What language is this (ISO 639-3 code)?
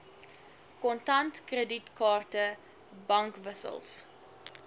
afr